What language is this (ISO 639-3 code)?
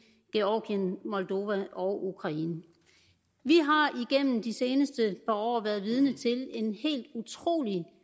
dan